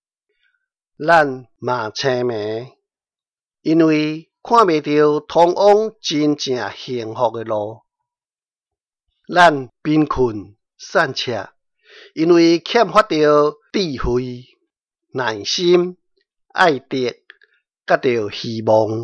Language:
Chinese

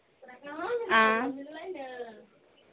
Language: Maithili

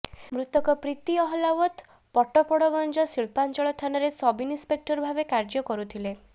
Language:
Odia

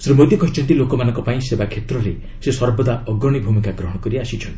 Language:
Odia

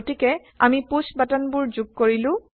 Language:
Assamese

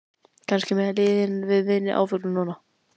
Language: Icelandic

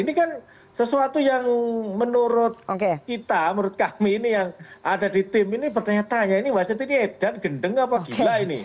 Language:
Indonesian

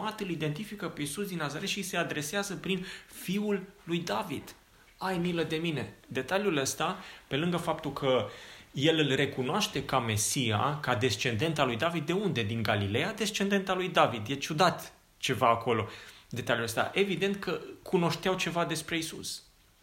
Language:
Romanian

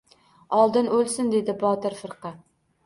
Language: Uzbek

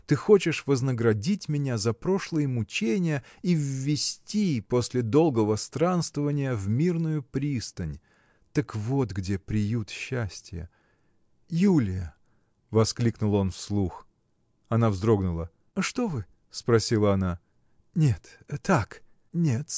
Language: Russian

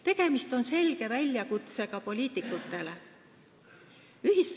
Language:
Estonian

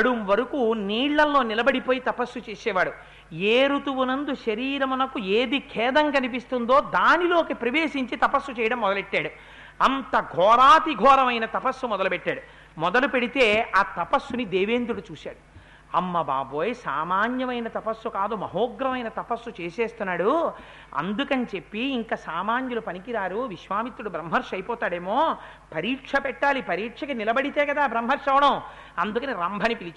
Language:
Telugu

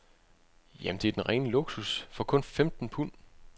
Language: Danish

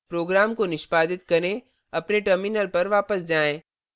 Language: Hindi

